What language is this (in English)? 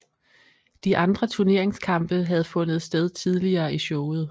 Danish